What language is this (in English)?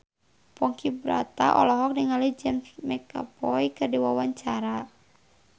Sundanese